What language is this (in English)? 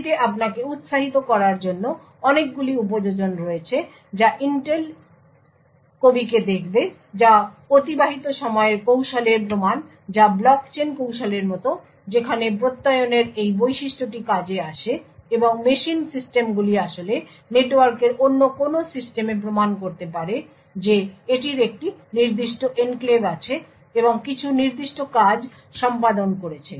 Bangla